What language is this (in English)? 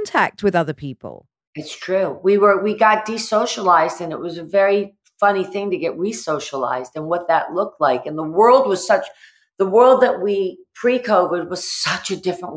English